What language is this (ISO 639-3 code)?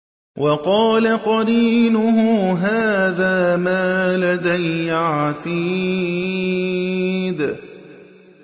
ara